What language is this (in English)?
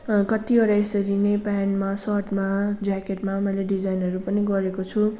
Nepali